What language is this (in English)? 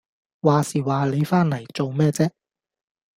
Cantonese